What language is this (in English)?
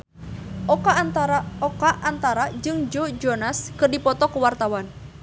Sundanese